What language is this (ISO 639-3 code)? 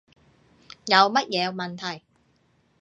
yue